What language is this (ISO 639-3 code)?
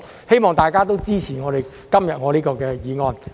yue